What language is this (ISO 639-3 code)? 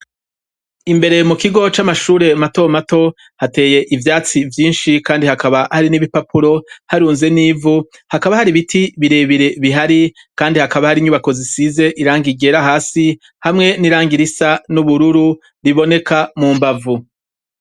run